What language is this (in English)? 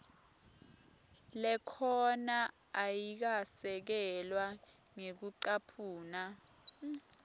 Swati